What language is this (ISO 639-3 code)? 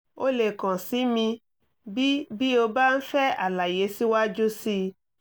yor